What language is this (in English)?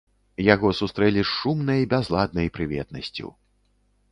Belarusian